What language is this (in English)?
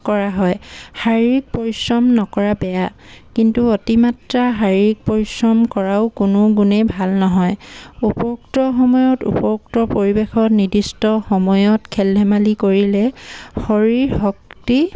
Assamese